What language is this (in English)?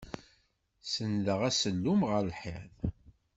Kabyle